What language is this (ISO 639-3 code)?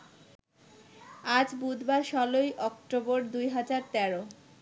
ben